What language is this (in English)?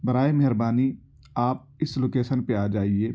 Urdu